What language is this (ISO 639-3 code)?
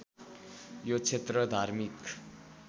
nep